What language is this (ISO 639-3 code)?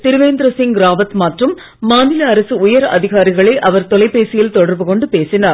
tam